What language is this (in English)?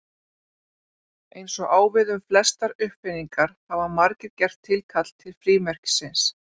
Icelandic